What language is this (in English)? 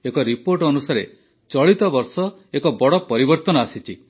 Odia